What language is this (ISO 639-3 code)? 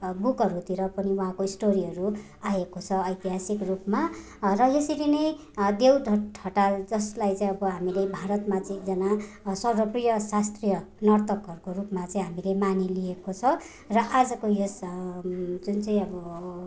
nep